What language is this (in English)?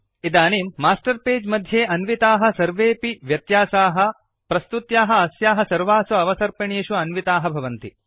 Sanskrit